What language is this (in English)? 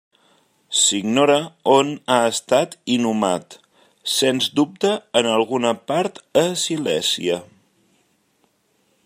Catalan